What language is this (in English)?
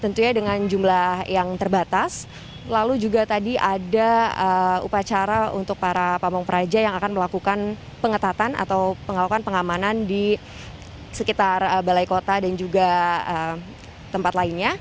Indonesian